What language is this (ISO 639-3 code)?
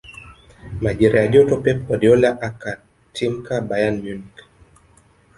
swa